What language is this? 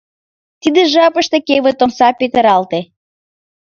Mari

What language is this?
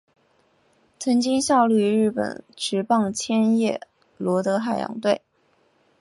Chinese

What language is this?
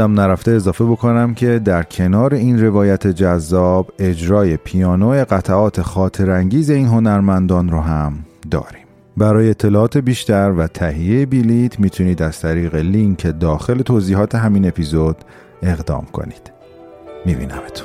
Persian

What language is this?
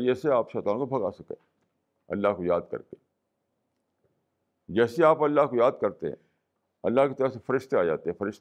Urdu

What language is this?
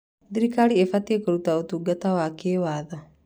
Kikuyu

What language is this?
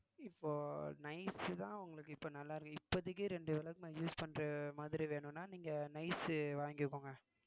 Tamil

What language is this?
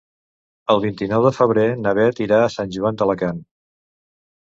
Catalan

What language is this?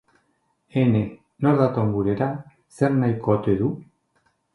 Basque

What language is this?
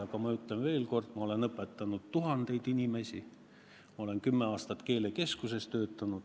Estonian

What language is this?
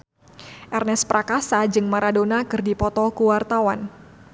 Sundanese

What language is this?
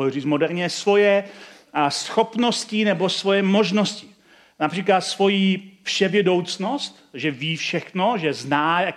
Czech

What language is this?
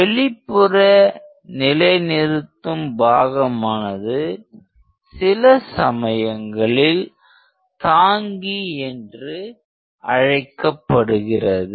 Tamil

